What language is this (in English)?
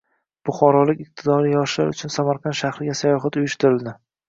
Uzbek